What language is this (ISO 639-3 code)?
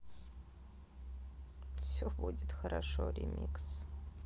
rus